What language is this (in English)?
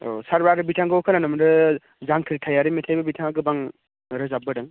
Bodo